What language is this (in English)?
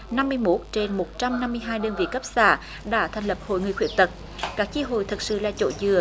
Vietnamese